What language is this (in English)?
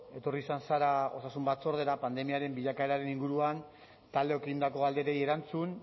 Basque